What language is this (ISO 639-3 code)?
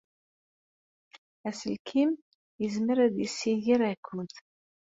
kab